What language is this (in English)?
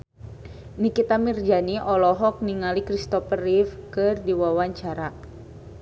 Sundanese